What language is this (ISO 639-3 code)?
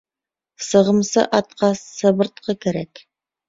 bak